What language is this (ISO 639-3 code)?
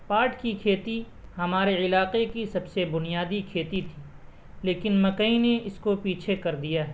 urd